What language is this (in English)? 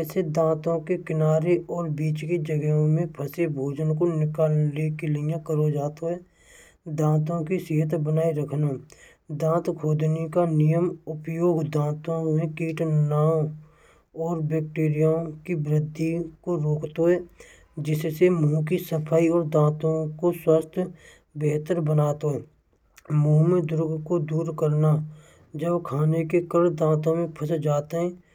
Braj